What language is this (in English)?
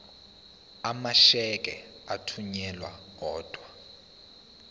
Zulu